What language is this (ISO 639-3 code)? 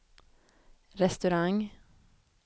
swe